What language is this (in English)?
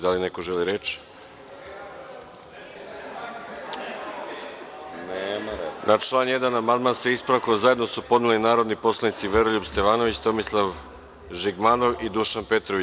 Serbian